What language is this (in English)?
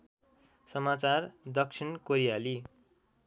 Nepali